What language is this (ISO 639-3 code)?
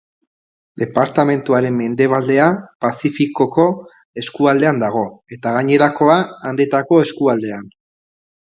eus